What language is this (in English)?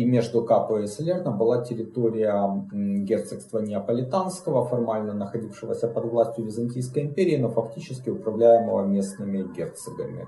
Russian